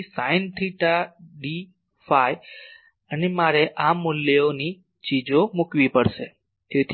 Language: Gujarati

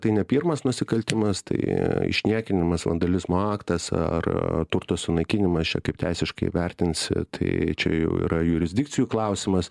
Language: Lithuanian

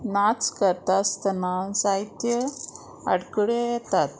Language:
Konkani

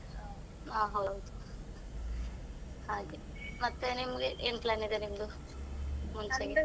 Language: Kannada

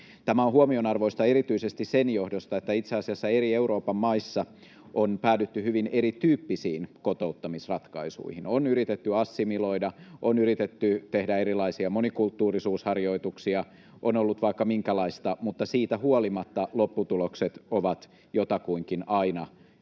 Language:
Finnish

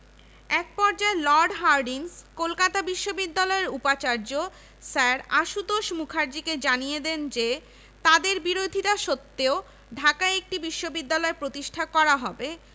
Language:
Bangla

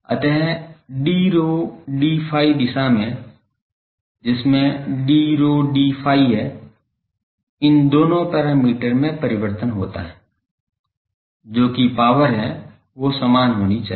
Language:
Hindi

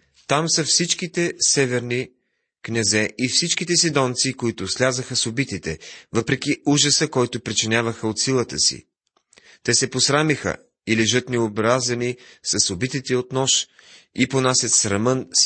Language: Bulgarian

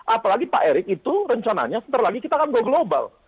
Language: Indonesian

